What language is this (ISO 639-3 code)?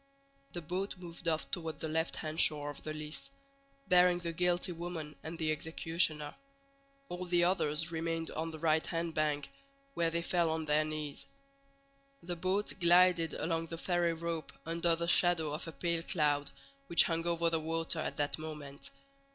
eng